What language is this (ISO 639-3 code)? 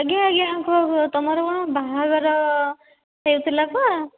ori